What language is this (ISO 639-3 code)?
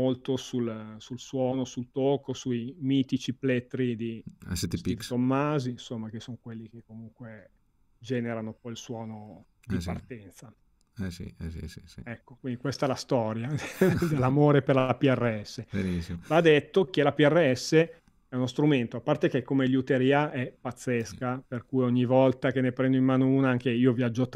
ita